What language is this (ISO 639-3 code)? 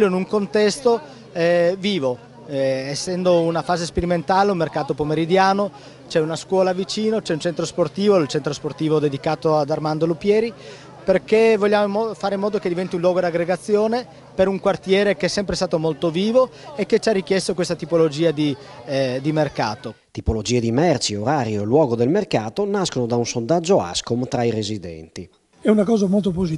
ita